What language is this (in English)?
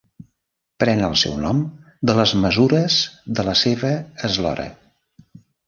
Catalan